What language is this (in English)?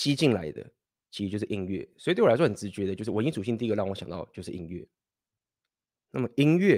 Chinese